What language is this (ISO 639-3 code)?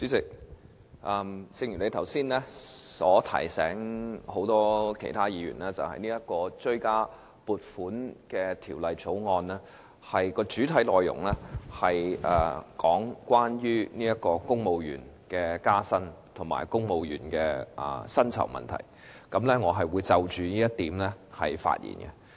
yue